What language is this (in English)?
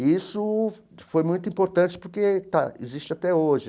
Portuguese